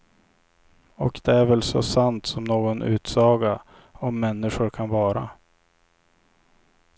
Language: Swedish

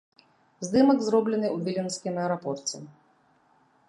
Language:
Belarusian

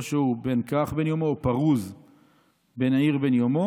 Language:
Hebrew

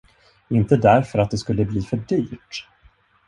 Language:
Swedish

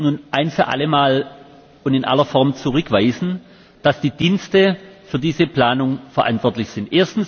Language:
German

